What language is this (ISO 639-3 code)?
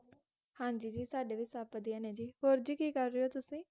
pan